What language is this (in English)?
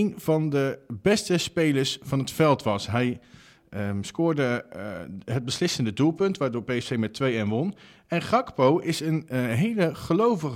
Dutch